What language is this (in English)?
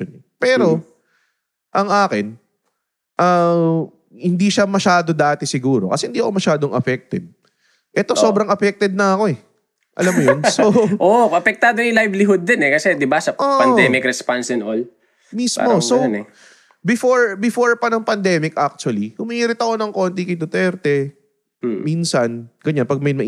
Filipino